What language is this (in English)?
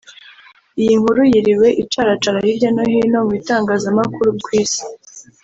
Kinyarwanda